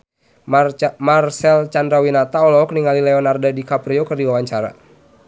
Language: Sundanese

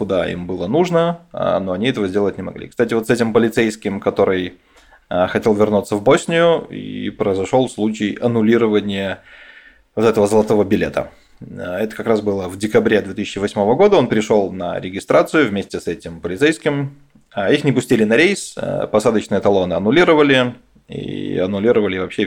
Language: Russian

